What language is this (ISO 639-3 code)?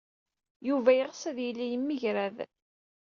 kab